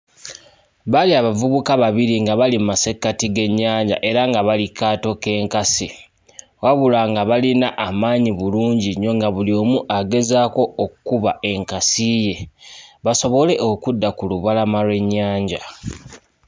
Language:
Ganda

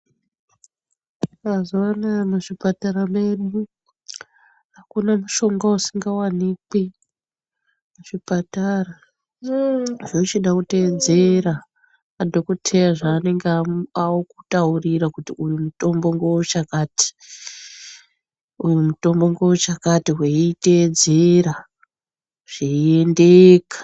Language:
Ndau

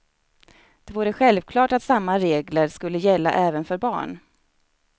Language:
Swedish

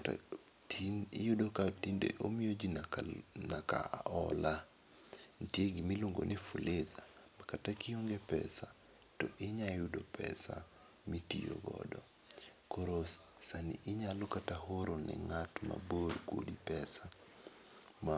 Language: Luo (Kenya and Tanzania)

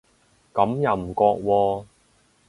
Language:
Cantonese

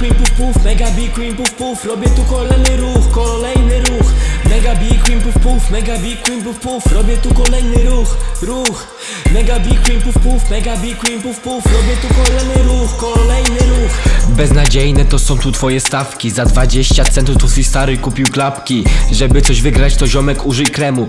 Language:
Polish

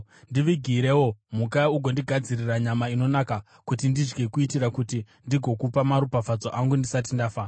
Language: Shona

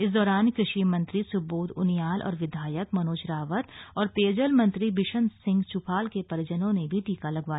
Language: Hindi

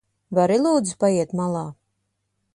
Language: Latvian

